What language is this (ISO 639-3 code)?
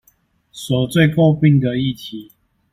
zho